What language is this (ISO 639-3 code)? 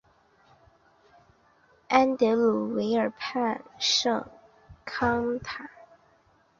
zho